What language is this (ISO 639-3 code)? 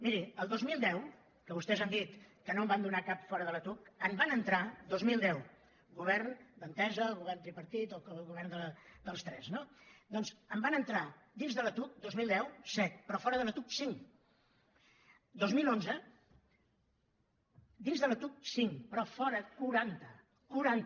cat